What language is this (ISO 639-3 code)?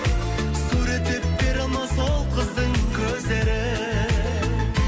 kaz